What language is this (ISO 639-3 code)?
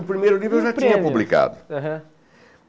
por